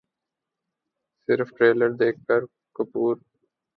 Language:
Urdu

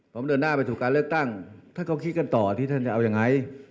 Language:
Thai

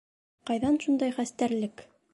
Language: Bashkir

